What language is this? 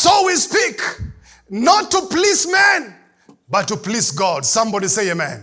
English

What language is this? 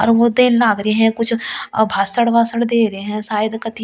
Hindi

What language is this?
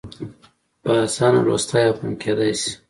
Pashto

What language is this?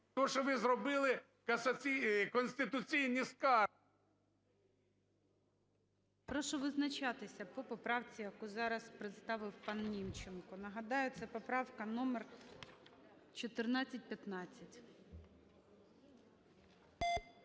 Ukrainian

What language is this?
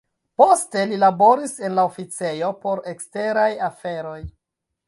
Esperanto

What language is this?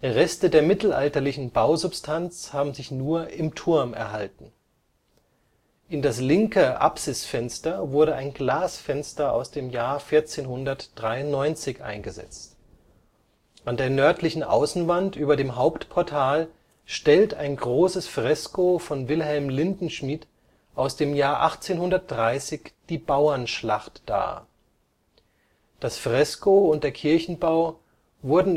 German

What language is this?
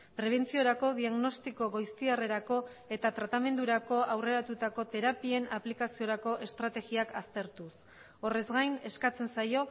Basque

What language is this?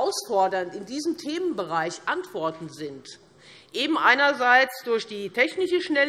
German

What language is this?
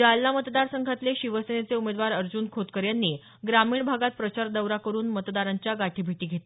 Marathi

